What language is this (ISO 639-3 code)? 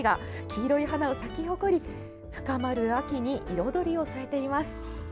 jpn